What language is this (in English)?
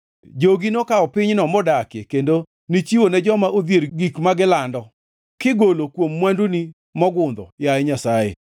Luo (Kenya and Tanzania)